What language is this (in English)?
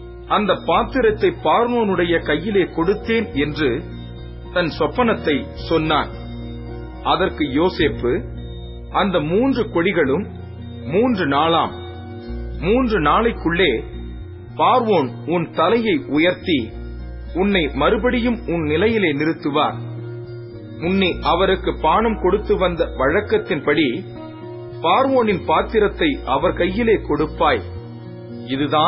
Tamil